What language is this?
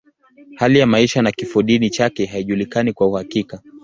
Swahili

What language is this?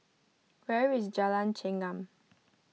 English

